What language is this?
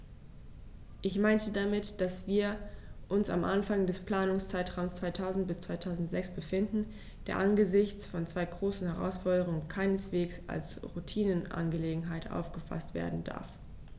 German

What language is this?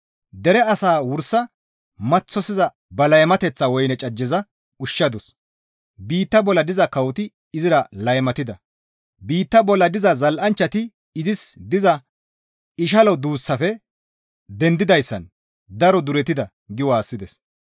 Gamo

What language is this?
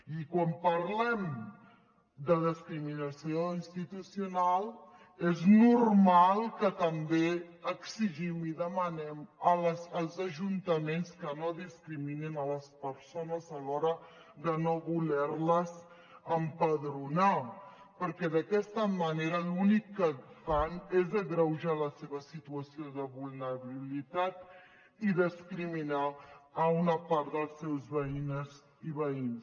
Catalan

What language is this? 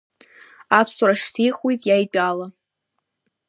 Abkhazian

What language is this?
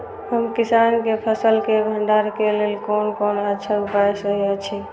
Maithili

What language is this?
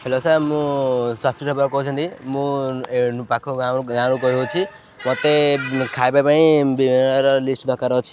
Odia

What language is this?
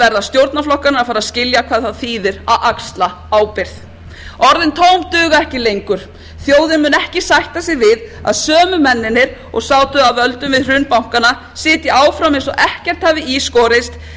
Icelandic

